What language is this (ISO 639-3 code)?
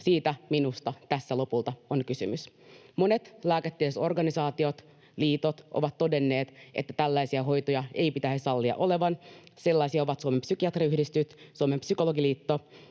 fin